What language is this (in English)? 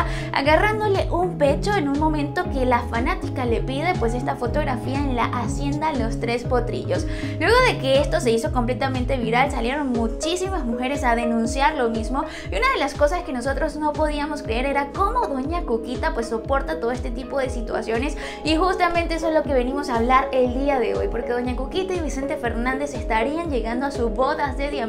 Spanish